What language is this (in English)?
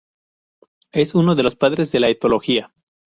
Spanish